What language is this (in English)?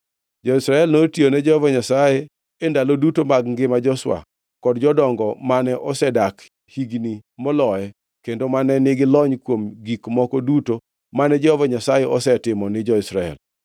Luo (Kenya and Tanzania)